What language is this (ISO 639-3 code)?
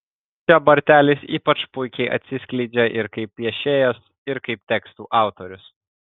lit